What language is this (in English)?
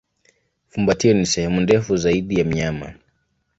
Swahili